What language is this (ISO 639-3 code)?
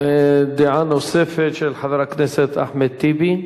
heb